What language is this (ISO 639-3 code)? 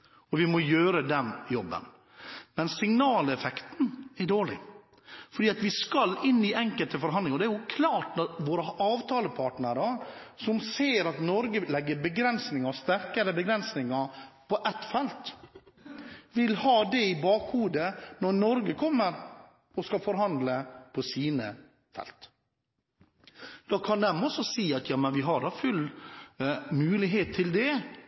nob